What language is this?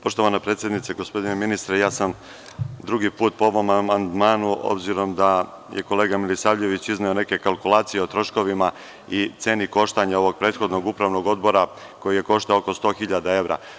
Serbian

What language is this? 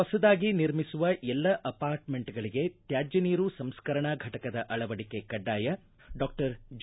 Kannada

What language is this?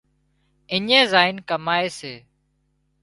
Wadiyara Koli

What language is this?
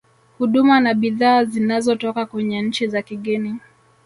Swahili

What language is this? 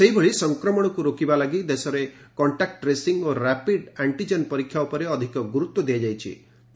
Odia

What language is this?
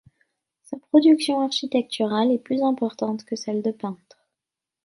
French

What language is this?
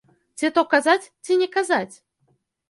Belarusian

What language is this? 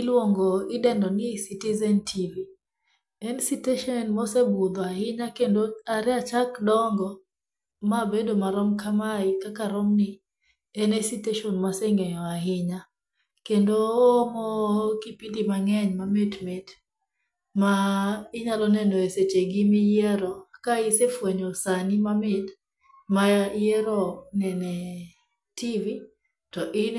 Luo (Kenya and Tanzania)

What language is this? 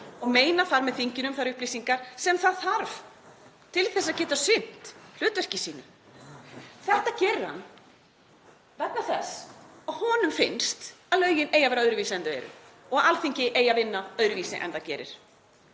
Icelandic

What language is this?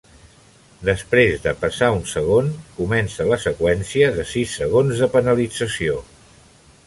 Catalan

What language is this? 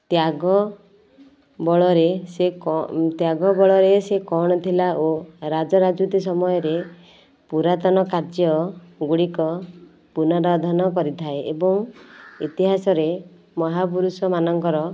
Odia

